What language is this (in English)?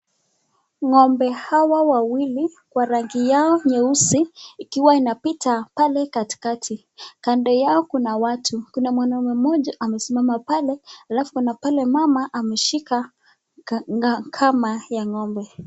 Swahili